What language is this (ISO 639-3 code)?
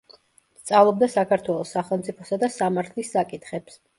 kat